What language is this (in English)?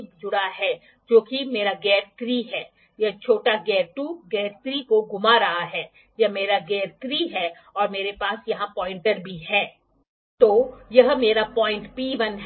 Hindi